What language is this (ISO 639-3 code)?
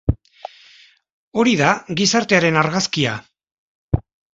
eus